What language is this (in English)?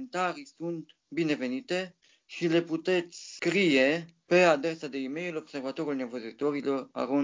Romanian